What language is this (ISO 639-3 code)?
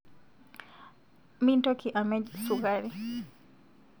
mas